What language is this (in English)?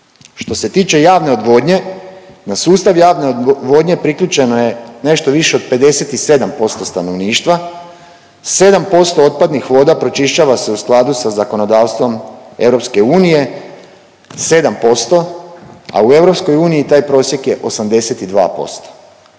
Croatian